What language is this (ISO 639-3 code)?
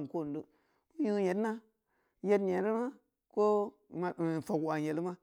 ndi